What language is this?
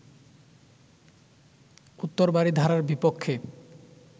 Bangla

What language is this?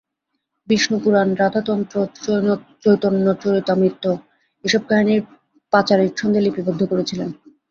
Bangla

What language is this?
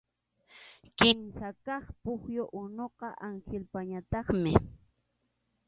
Arequipa-La Unión Quechua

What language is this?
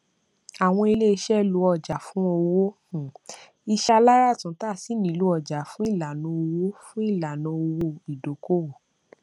Yoruba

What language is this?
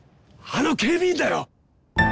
Japanese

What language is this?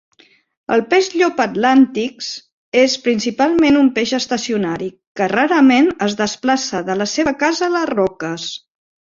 Catalan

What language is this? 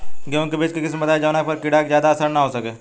Bhojpuri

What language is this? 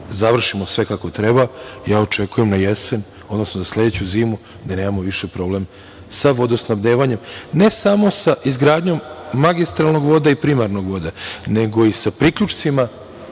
Serbian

